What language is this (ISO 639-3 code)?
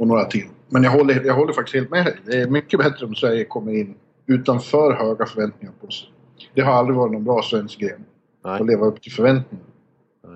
swe